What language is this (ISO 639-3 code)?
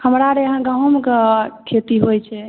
mai